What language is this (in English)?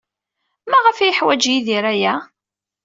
Kabyle